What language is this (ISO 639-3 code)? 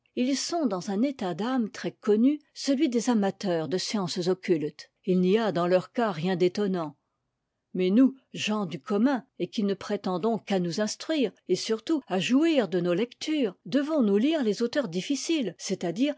fra